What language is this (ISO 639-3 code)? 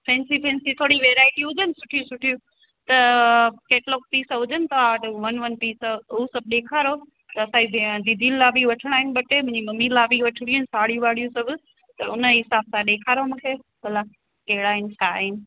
snd